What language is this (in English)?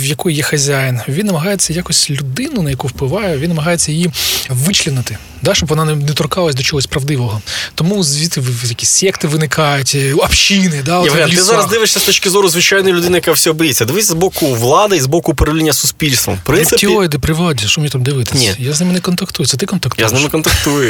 Ukrainian